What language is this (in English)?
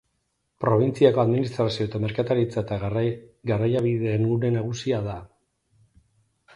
Basque